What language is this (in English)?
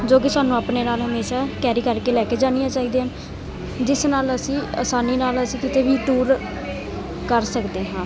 Punjabi